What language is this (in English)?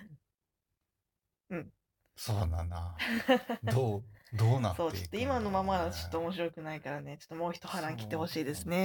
Japanese